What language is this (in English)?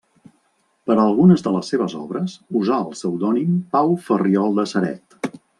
Catalan